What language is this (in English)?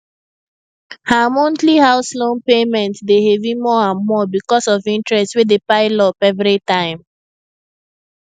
Nigerian Pidgin